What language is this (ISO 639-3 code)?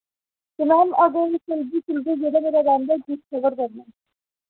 doi